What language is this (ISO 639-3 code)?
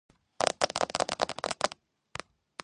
kat